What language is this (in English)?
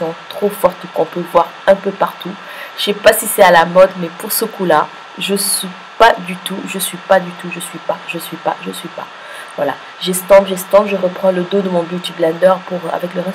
French